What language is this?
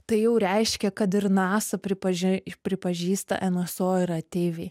Lithuanian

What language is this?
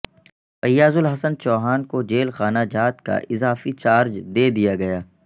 Urdu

